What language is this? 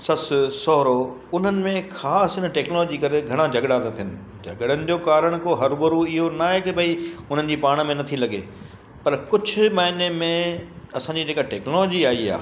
Sindhi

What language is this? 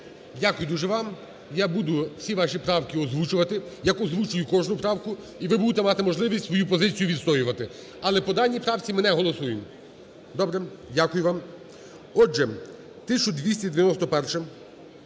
Ukrainian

